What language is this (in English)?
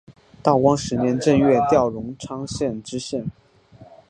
Chinese